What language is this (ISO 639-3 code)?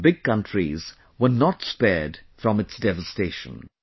eng